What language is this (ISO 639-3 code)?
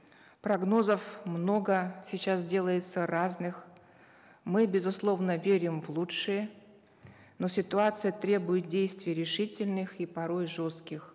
kaz